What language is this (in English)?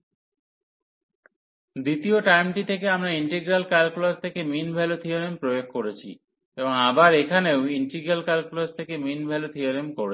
Bangla